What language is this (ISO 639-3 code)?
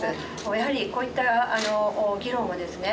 jpn